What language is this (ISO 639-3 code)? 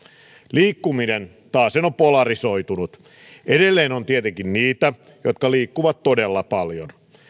fin